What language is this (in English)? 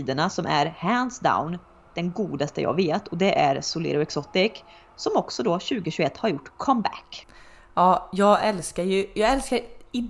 Swedish